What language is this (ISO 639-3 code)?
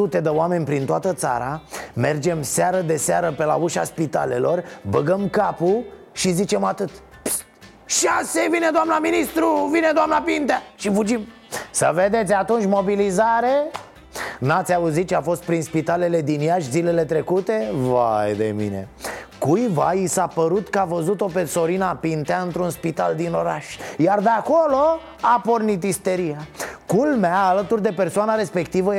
ron